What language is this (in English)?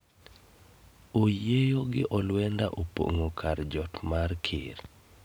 Luo (Kenya and Tanzania)